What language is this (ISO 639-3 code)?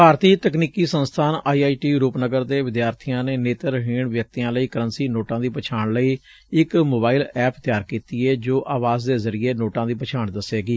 pan